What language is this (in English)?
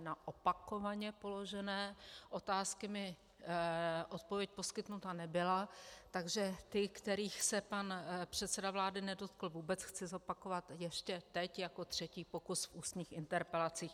Czech